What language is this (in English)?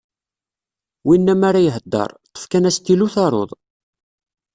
Kabyle